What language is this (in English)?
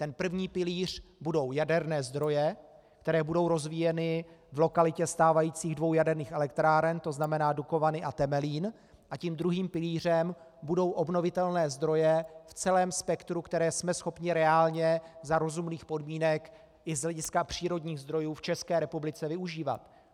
Czech